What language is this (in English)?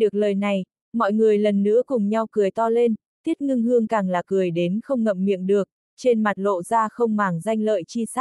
Vietnamese